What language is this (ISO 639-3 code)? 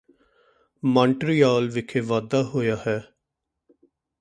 pan